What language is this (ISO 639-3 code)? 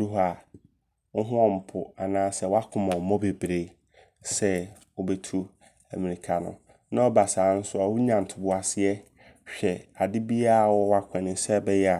abr